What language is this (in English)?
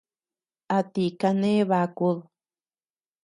Tepeuxila Cuicatec